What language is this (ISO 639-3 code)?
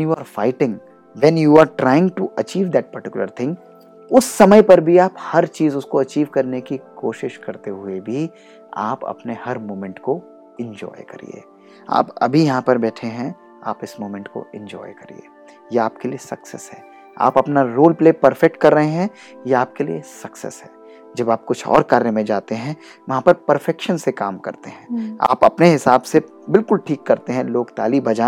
hin